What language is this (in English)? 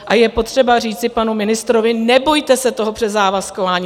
Czech